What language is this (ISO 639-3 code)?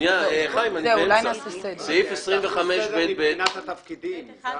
heb